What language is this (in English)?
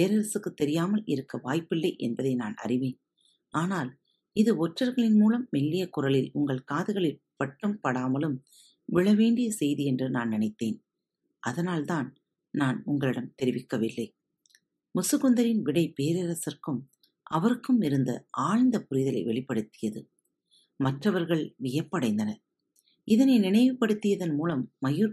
Tamil